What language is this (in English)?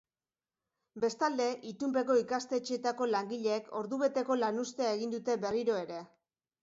Basque